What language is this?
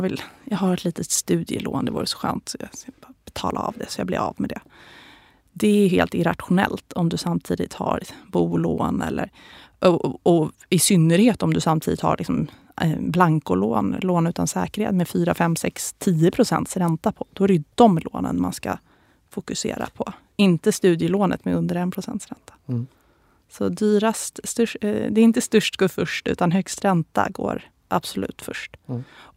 Swedish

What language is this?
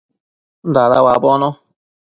Matsés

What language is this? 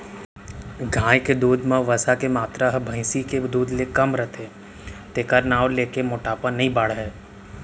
Chhattisgarhi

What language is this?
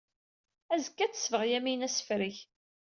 Kabyle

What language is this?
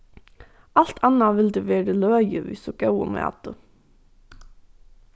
Faroese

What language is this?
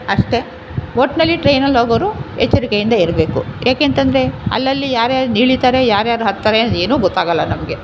Kannada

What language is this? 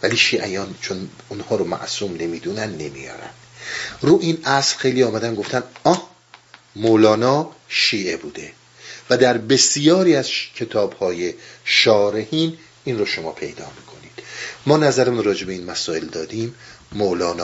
Persian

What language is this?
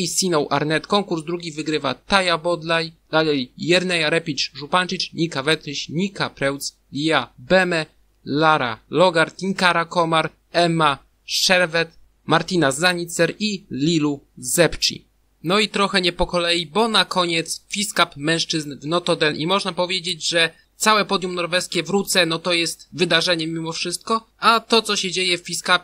Polish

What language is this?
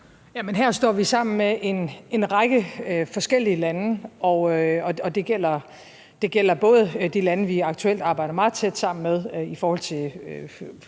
Danish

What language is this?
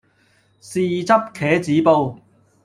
Cantonese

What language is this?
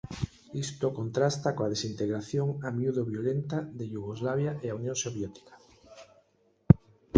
Galician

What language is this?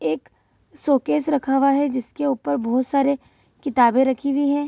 Hindi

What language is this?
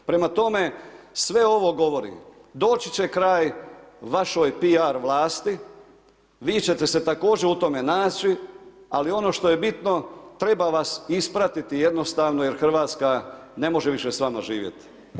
Croatian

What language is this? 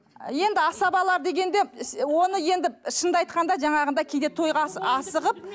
Kazakh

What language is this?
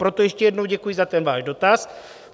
Czech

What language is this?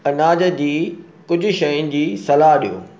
Sindhi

